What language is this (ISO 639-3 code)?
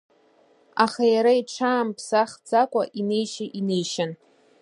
abk